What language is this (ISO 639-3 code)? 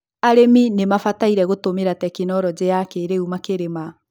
kik